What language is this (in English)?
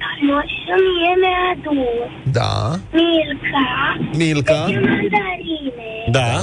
Romanian